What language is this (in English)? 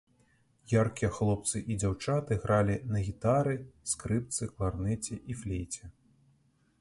Belarusian